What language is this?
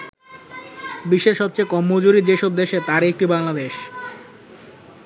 Bangla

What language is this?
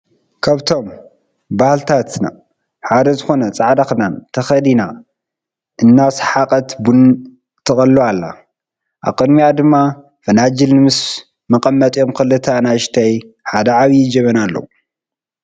Tigrinya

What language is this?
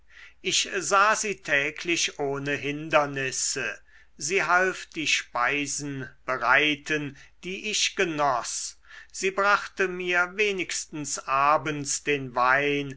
German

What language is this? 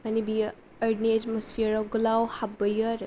Bodo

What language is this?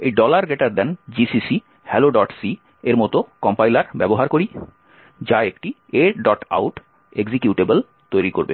Bangla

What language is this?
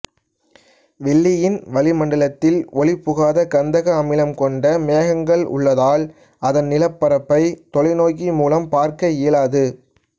Tamil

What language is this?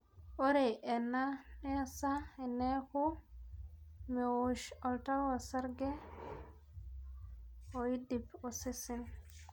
Masai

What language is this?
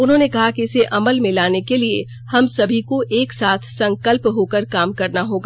Hindi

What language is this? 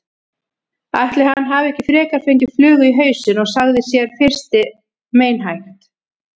Icelandic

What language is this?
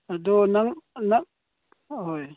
Manipuri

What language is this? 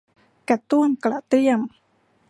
Thai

